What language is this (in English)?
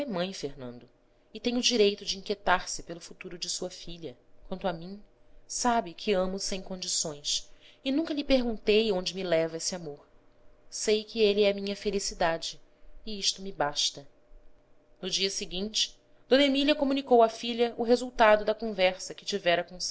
Portuguese